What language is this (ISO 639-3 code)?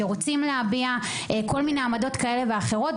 heb